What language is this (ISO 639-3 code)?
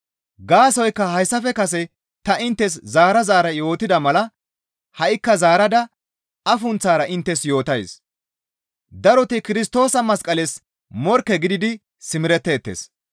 gmv